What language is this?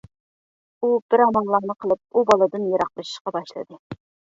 Uyghur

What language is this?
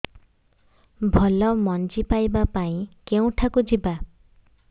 Odia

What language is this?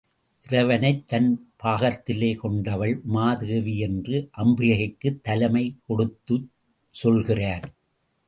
Tamil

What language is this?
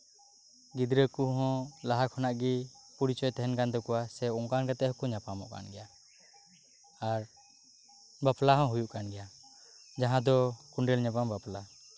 Santali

